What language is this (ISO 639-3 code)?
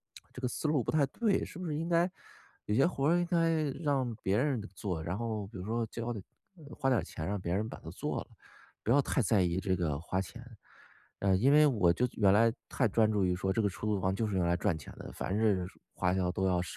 zho